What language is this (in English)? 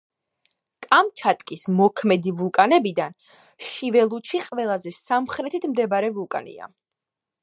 Georgian